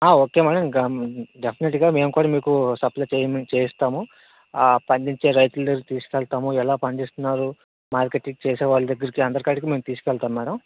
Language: Telugu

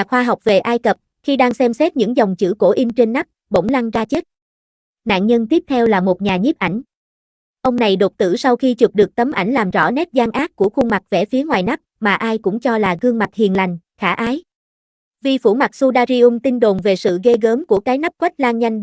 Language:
Vietnamese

